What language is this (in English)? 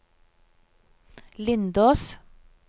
Norwegian